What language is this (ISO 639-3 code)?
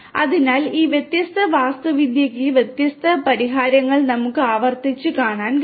mal